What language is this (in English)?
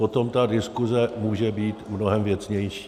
Czech